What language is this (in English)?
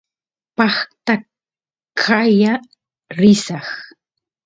Santiago del Estero Quichua